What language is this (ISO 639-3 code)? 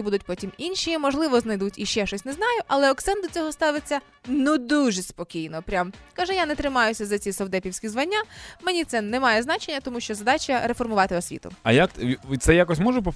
ukr